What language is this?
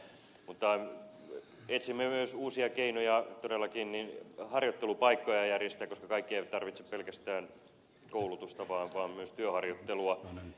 Finnish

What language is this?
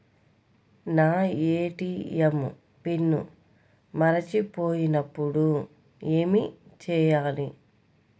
Telugu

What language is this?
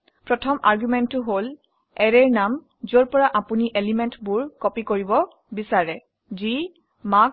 Assamese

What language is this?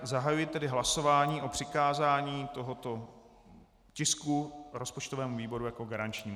Czech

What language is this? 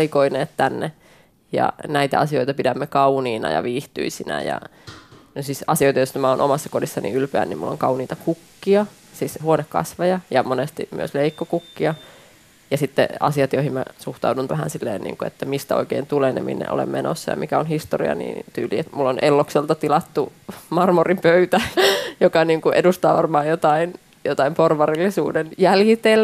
Finnish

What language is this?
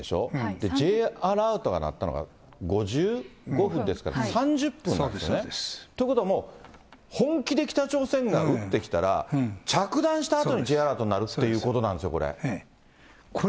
Japanese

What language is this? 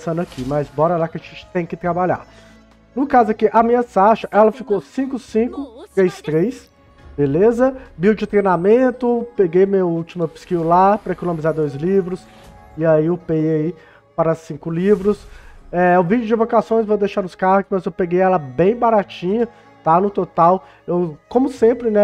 Portuguese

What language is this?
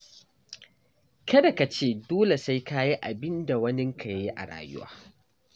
Hausa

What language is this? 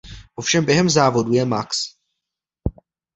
Czech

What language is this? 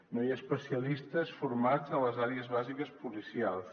Catalan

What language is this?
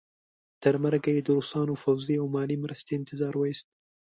Pashto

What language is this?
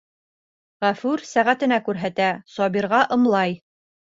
Bashkir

